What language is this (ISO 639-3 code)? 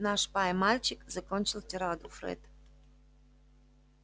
rus